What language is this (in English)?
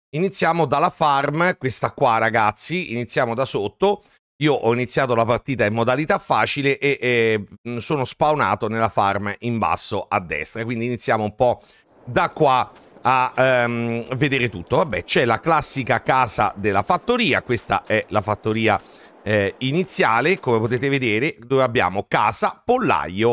Italian